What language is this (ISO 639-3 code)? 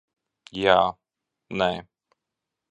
lav